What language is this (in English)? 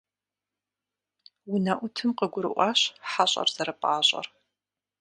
Kabardian